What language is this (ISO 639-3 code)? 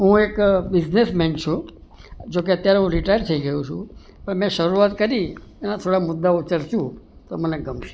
guj